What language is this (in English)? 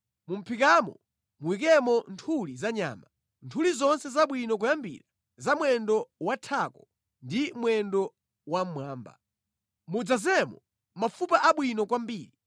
Nyanja